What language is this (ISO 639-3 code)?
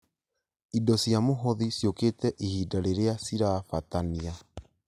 kik